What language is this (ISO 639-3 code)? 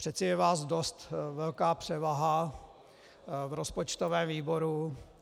ces